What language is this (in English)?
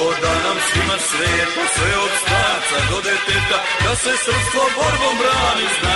Romanian